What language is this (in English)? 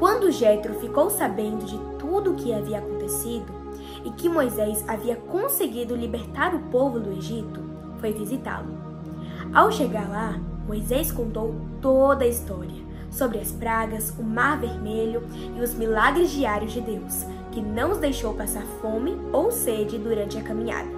Portuguese